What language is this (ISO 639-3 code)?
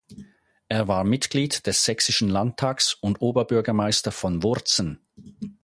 deu